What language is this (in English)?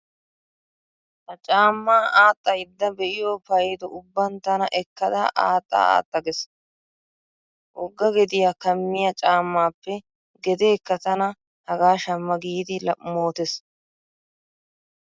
Wolaytta